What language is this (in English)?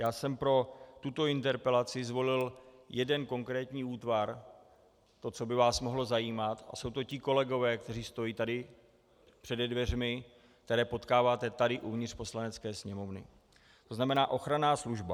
Czech